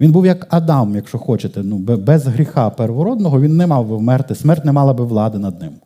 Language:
Ukrainian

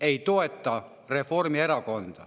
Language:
Estonian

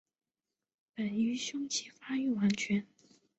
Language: Chinese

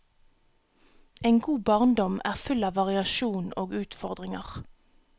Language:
Norwegian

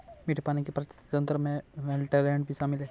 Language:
Hindi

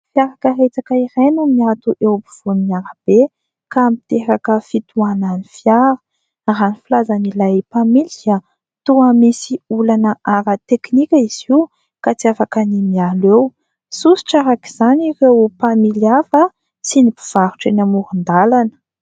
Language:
Malagasy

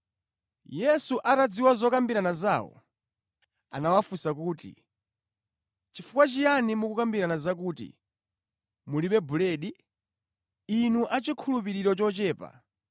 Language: Nyanja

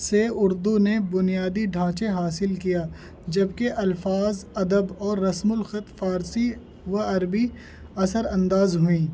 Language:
Urdu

